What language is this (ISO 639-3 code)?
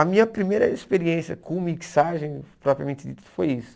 por